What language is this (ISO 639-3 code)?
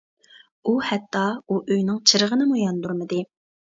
uig